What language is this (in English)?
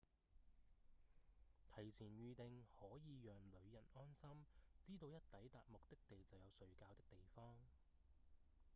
Cantonese